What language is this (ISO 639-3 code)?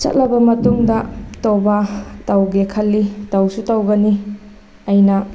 mni